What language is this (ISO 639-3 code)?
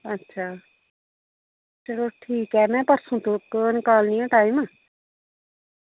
doi